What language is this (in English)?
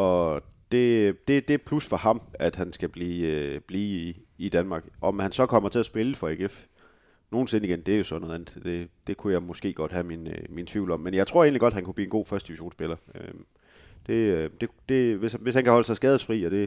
Danish